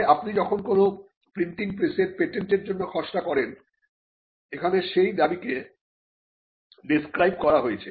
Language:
Bangla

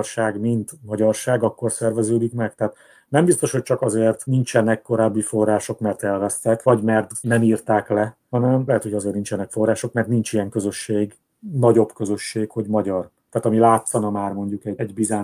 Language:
Hungarian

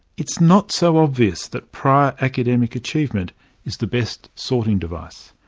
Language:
English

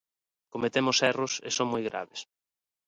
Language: Galician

